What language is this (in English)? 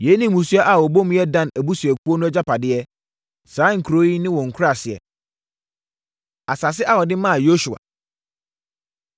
Akan